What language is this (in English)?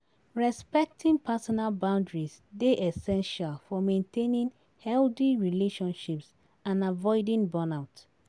Nigerian Pidgin